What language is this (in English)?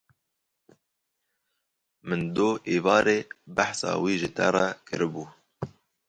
Kurdish